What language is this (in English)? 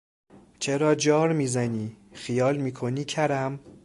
Persian